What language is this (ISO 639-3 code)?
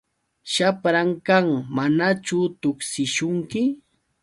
qux